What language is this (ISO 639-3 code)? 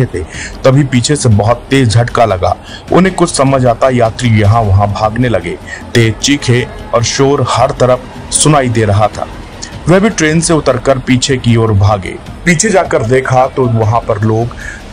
hin